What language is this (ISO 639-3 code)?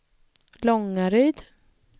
swe